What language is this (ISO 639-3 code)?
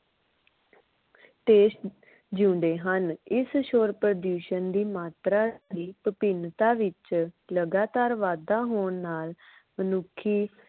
pan